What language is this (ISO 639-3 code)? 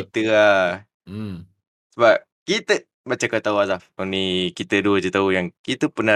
msa